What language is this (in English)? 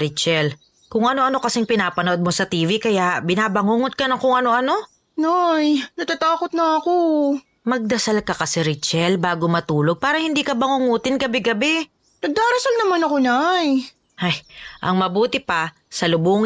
Filipino